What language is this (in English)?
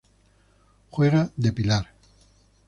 Spanish